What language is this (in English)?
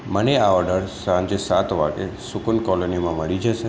Gujarati